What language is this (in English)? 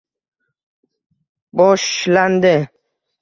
Uzbek